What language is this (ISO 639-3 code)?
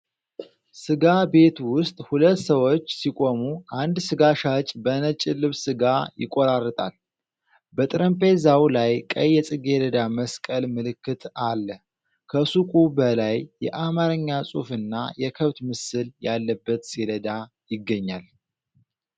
amh